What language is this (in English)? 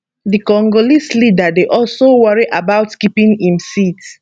Nigerian Pidgin